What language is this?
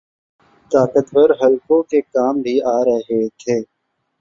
Urdu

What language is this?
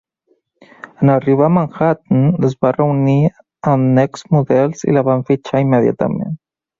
Catalan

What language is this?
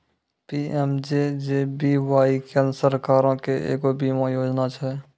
Maithili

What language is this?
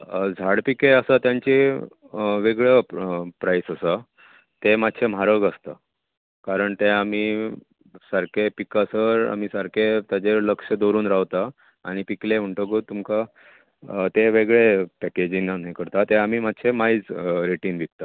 Konkani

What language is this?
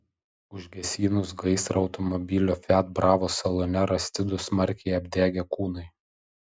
Lithuanian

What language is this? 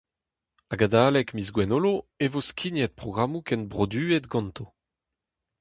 Breton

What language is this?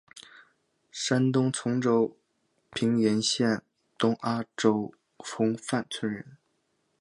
Chinese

